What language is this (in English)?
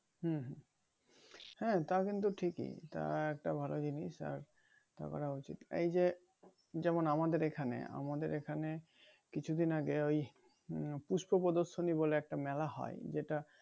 Bangla